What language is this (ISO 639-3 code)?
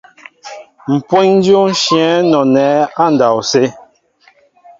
mbo